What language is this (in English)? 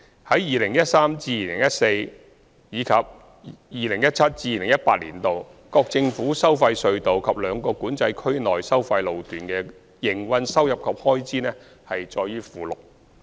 Cantonese